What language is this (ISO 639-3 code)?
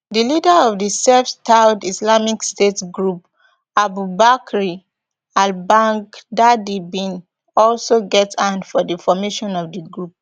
pcm